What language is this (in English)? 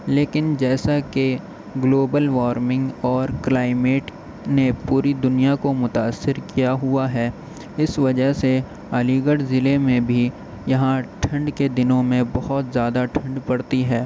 Urdu